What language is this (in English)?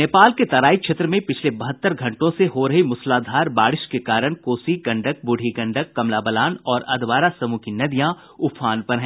Hindi